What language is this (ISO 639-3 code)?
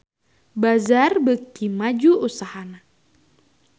sun